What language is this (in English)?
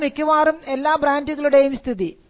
Malayalam